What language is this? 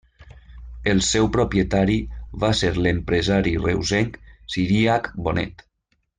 Catalan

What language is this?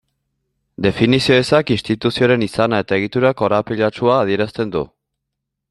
Basque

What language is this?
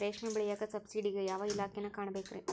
Kannada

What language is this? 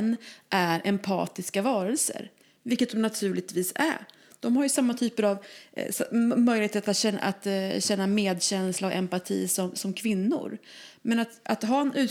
Swedish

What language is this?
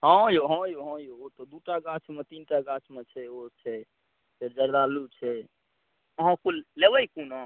Maithili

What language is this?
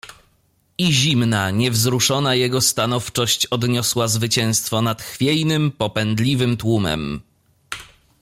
Polish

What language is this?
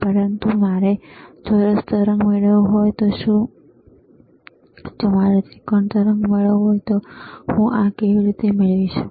Gujarati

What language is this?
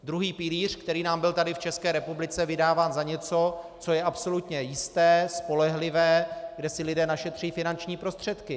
Czech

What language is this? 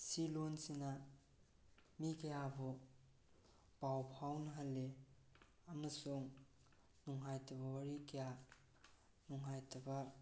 Manipuri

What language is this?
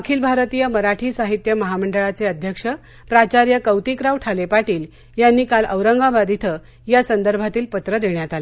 Marathi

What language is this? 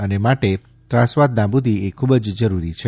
Gujarati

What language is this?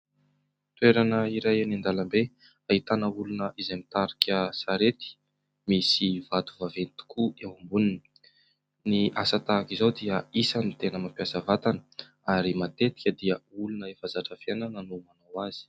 Malagasy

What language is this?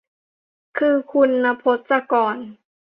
Thai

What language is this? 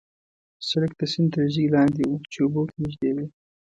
Pashto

